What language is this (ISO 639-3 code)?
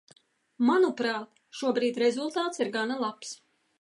lav